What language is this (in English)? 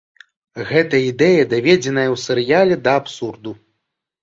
Belarusian